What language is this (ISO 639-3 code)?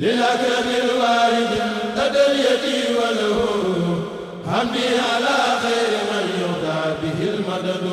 ara